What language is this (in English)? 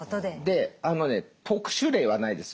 Japanese